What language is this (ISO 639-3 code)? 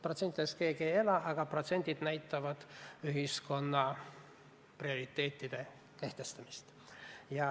est